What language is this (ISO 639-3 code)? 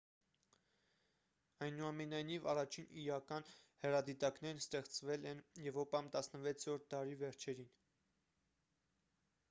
hye